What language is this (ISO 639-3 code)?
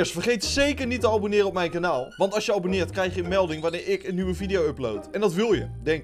nld